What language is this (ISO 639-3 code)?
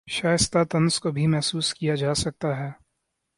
urd